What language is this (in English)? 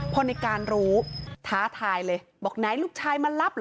Thai